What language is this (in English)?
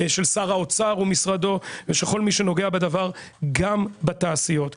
Hebrew